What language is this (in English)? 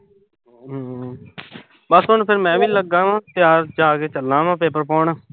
Punjabi